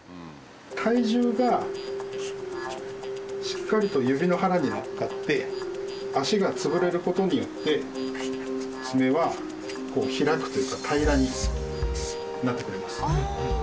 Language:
Japanese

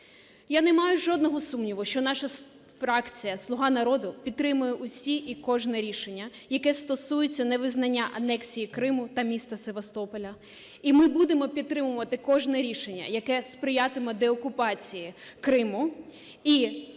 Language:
Ukrainian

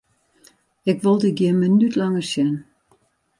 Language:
Western Frisian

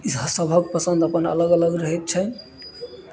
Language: Maithili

